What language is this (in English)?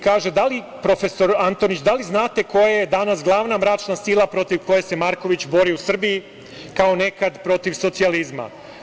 Serbian